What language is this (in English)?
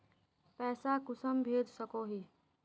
Magahi